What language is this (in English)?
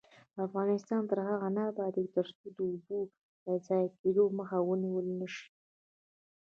Pashto